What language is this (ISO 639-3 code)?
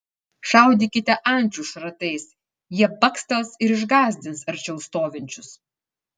lit